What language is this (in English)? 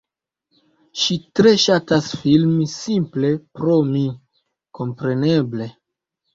Esperanto